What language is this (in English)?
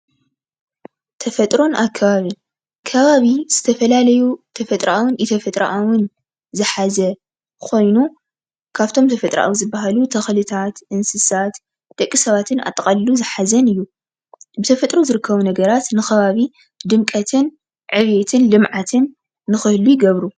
Tigrinya